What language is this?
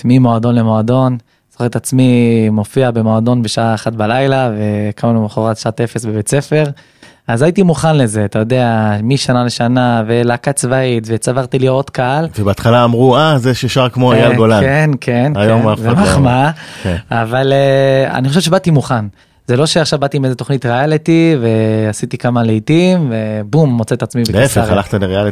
Hebrew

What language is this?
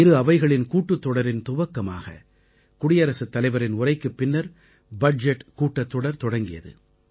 Tamil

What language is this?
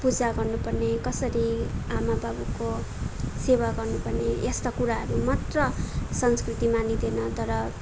Nepali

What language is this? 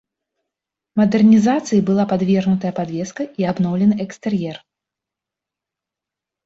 Belarusian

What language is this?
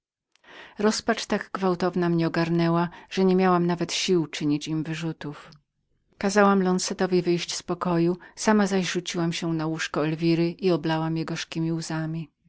Polish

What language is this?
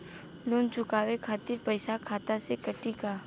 Bhojpuri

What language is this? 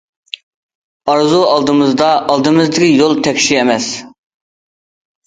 Uyghur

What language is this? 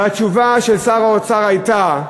Hebrew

